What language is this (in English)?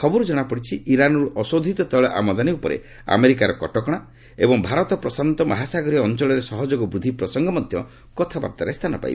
Odia